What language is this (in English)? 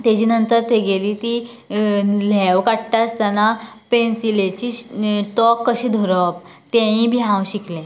Konkani